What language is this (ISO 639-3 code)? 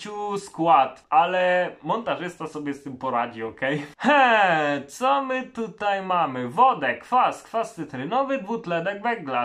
pol